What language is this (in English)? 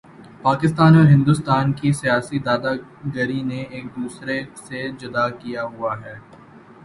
Urdu